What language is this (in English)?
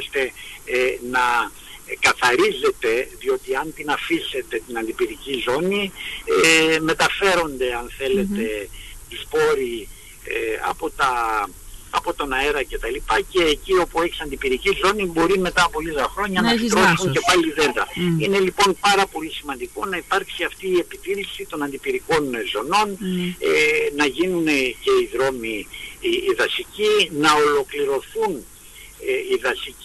Greek